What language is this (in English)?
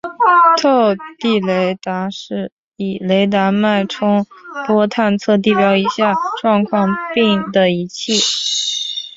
Chinese